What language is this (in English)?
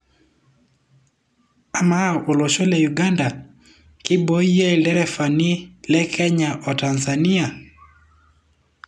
Masai